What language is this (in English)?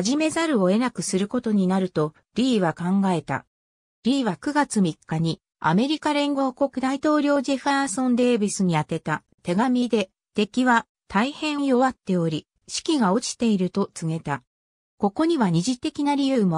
Japanese